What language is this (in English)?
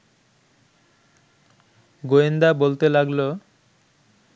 Bangla